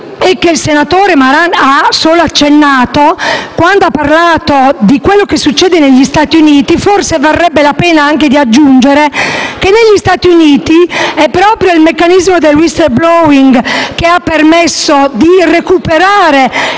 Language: Italian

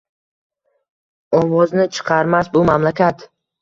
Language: Uzbek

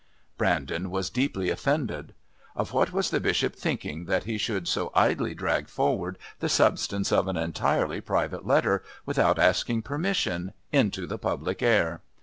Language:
English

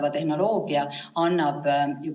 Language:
Estonian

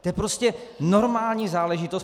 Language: Czech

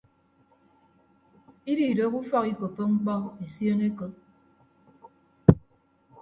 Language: Ibibio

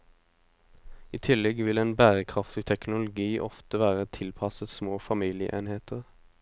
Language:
Norwegian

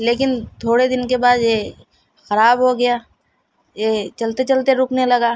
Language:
Urdu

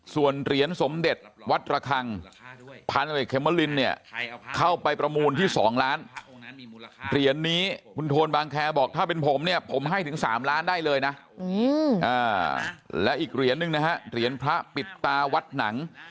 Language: Thai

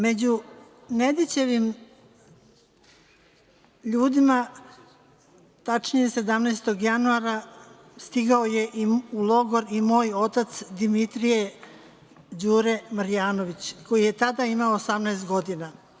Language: Serbian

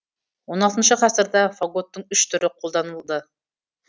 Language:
Kazakh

